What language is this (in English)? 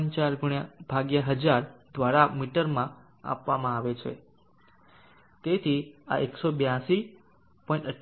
Gujarati